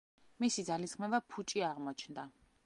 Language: Georgian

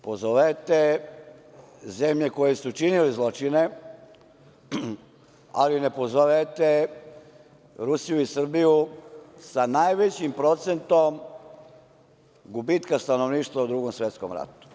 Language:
Serbian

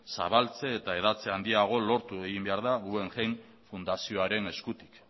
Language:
Basque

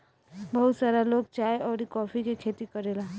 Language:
Bhojpuri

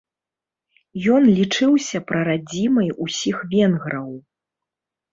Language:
Belarusian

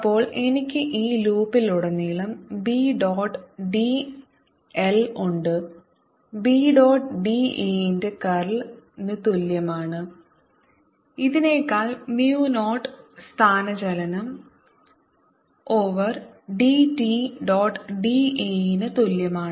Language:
Malayalam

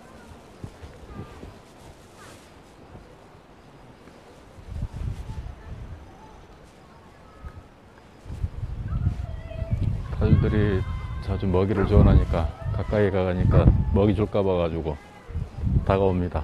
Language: Korean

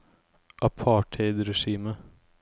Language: Norwegian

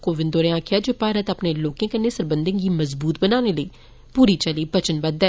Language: Dogri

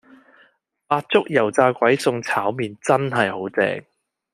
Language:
Cantonese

